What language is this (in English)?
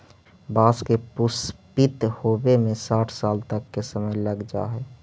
Magahi